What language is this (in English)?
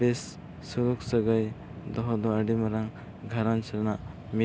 Santali